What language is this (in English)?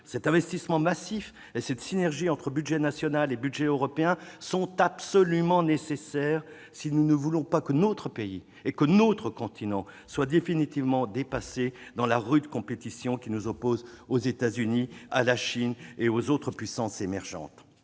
French